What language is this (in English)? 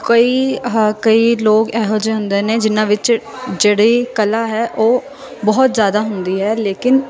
Punjabi